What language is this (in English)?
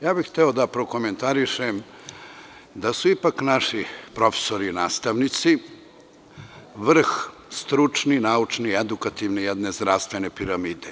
Serbian